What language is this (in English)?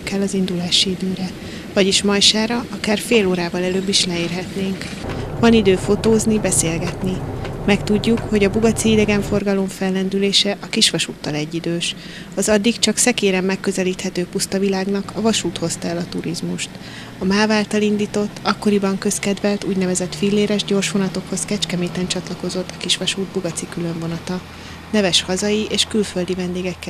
Hungarian